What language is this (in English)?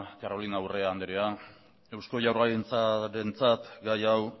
Basque